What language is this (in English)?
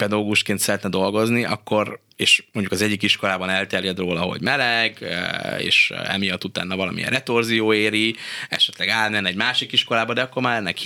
Hungarian